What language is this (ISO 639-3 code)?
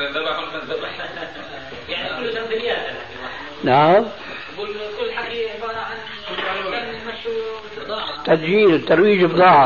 ara